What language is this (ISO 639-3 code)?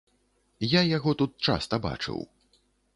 bel